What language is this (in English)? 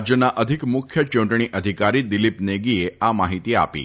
Gujarati